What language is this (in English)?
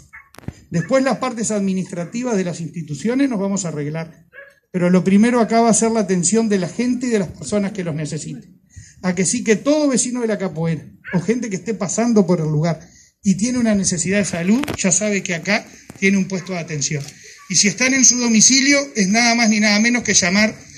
Spanish